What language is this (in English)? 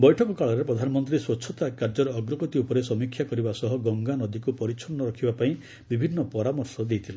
Odia